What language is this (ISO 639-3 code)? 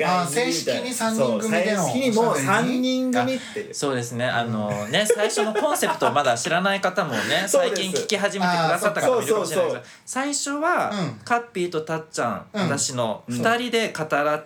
jpn